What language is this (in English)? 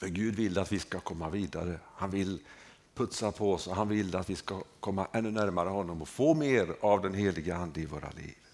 Swedish